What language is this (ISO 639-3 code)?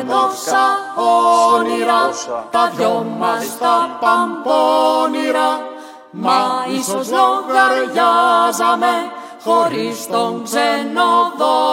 ell